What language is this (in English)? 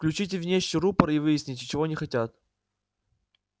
Russian